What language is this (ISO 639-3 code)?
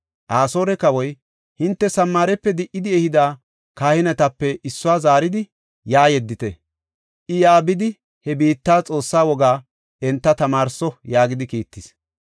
gof